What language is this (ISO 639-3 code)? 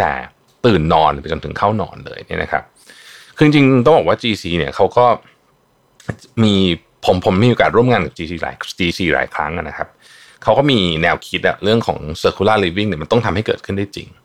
tha